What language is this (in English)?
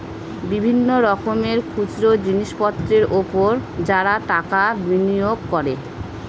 Bangla